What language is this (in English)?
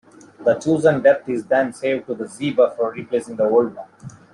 English